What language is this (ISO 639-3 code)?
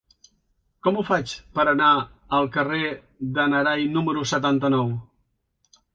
cat